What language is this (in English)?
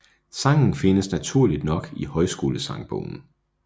Danish